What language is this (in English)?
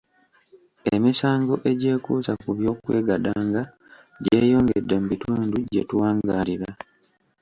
Ganda